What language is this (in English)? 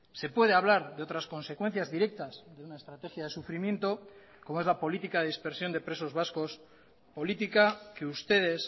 Spanish